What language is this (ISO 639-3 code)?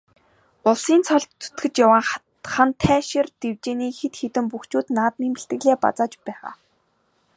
mon